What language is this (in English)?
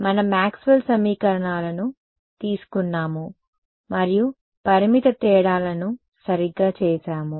Telugu